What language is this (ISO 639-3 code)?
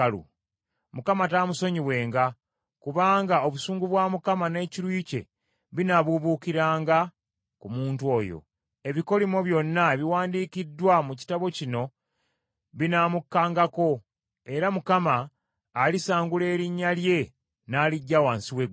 lug